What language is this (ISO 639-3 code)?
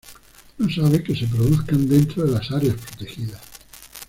spa